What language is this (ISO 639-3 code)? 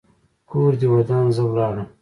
pus